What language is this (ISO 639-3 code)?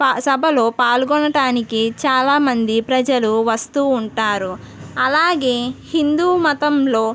tel